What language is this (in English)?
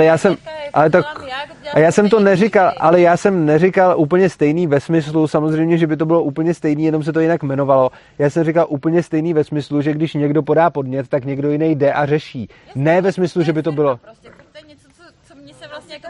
Czech